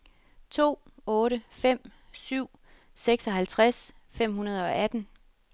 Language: Danish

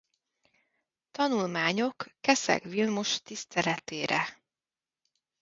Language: Hungarian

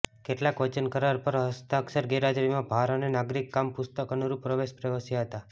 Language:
Gujarati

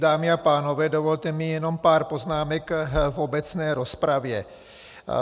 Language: Czech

